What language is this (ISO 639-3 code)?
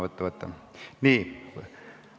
est